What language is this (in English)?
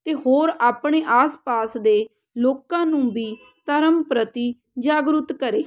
Punjabi